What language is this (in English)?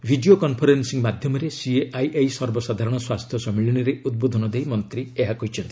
Odia